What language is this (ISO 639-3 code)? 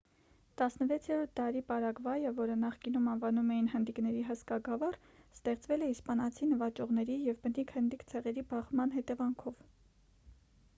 hye